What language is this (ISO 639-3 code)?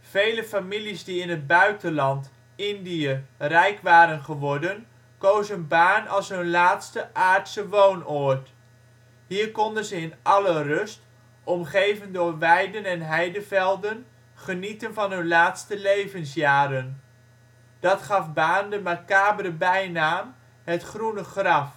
nld